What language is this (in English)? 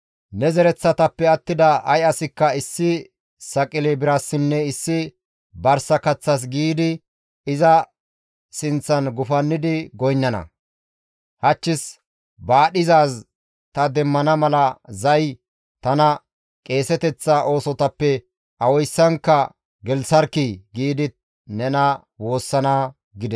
Gamo